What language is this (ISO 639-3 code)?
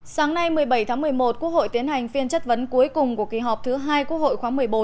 vie